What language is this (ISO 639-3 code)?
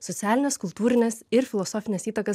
lit